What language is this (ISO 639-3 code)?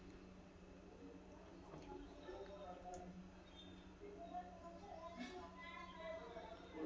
kan